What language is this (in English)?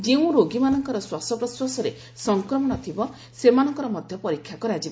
Odia